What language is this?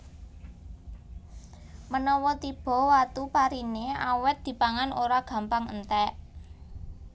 Javanese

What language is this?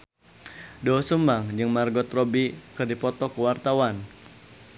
Sundanese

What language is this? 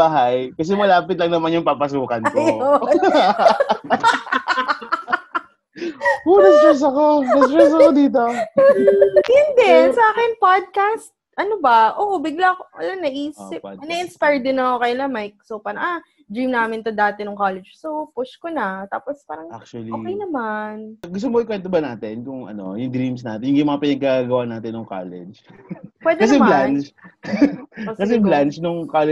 Filipino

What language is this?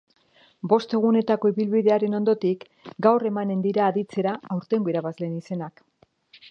Basque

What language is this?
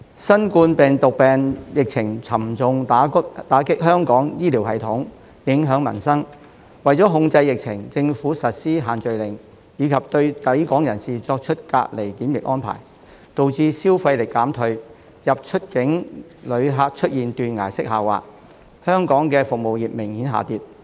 Cantonese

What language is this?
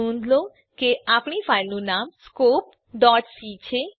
Gujarati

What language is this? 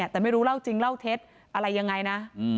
Thai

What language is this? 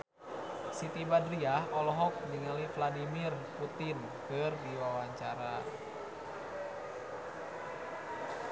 Sundanese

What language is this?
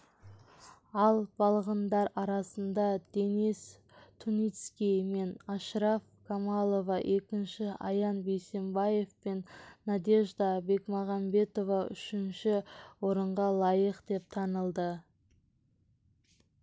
Kazakh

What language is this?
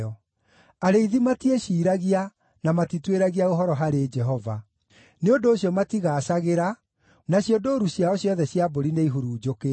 Kikuyu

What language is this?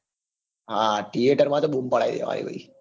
Gujarati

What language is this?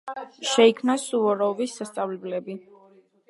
Georgian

